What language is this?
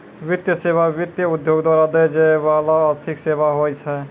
Maithili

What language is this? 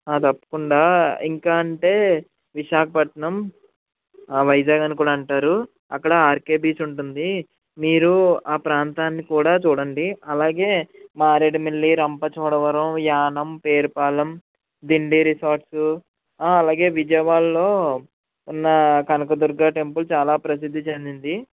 Telugu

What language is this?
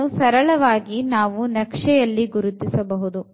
Kannada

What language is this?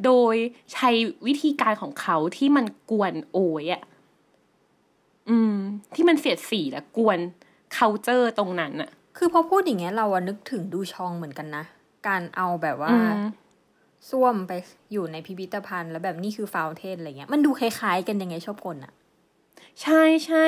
Thai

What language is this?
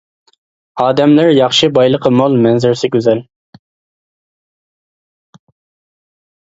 Uyghur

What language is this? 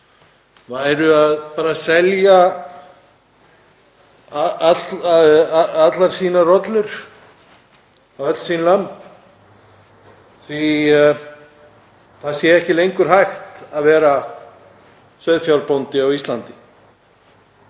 Icelandic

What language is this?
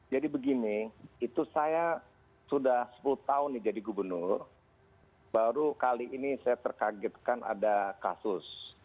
Indonesian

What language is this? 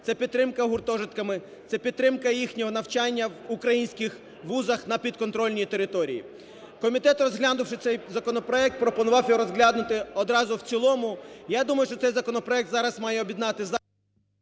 Ukrainian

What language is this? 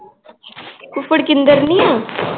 Punjabi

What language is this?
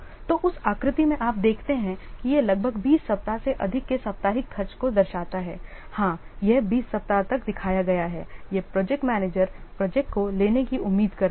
Hindi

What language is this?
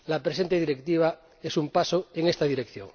Spanish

